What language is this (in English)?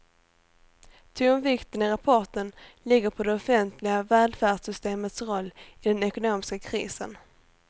Swedish